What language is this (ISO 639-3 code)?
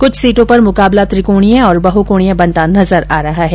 hin